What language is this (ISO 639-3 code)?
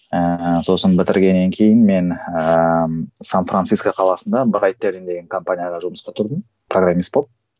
kaz